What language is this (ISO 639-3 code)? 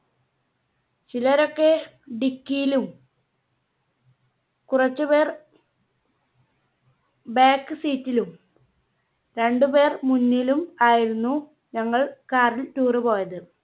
mal